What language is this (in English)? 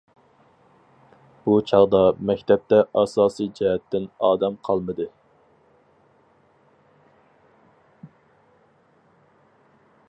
Uyghur